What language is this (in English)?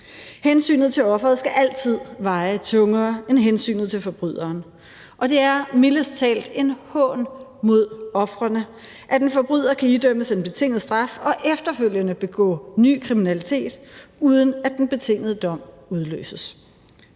Danish